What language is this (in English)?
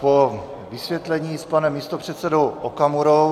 Czech